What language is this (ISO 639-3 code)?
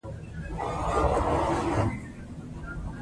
pus